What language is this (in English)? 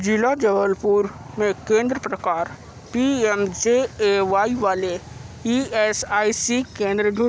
Hindi